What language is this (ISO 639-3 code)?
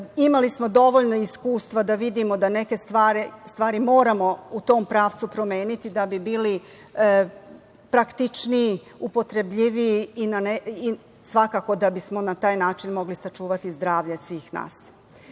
srp